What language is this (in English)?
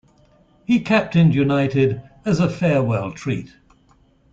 English